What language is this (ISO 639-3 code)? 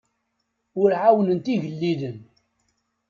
kab